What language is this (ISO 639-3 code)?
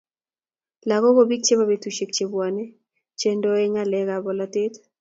kln